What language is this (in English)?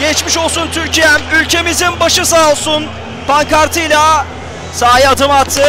Turkish